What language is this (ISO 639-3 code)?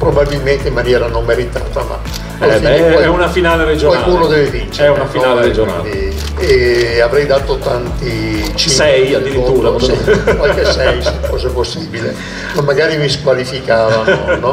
ita